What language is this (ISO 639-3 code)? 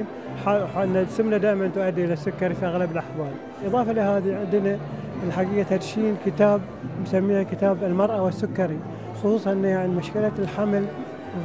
ara